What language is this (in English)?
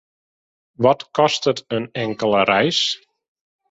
Western Frisian